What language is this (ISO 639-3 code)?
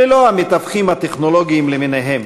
heb